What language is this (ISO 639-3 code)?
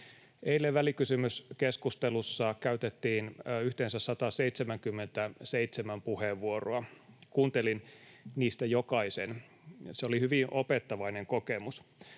fin